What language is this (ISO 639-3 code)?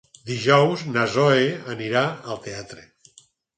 cat